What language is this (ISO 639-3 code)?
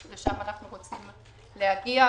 heb